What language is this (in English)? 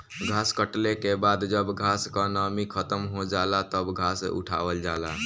Bhojpuri